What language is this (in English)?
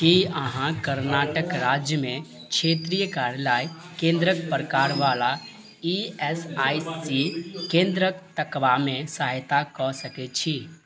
Maithili